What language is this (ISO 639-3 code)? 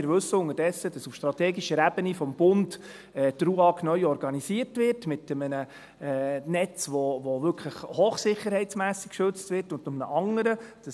gsw